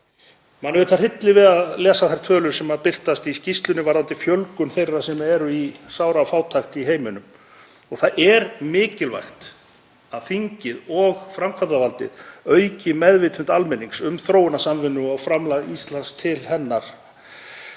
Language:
Icelandic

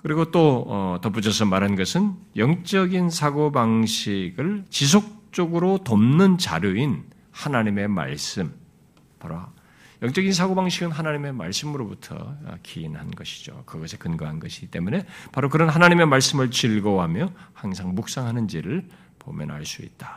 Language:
Korean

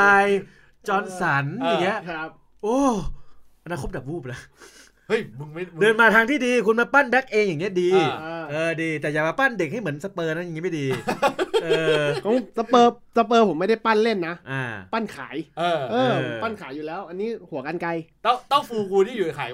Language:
Thai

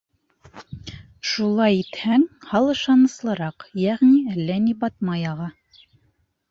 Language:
Bashkir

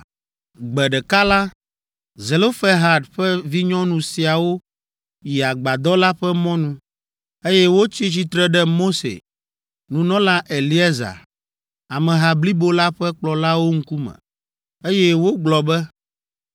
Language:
Ewe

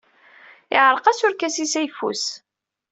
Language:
Kabyle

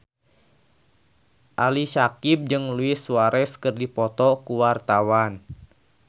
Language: Sundanese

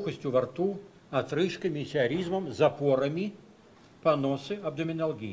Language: Russian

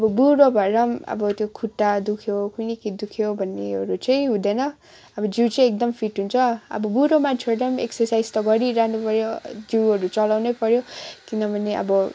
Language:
Nepali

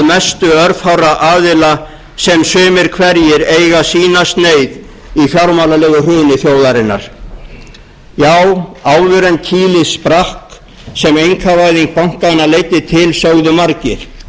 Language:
Icelandic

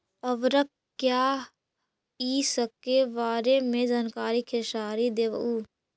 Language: Magahi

